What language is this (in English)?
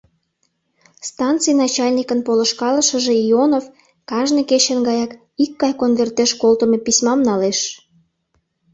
Mari